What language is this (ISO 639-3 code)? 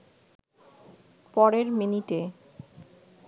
ben